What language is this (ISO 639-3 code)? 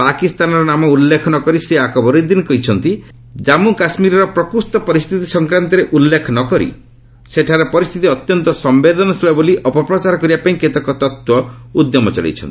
ori